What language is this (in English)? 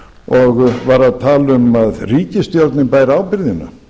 Icelandic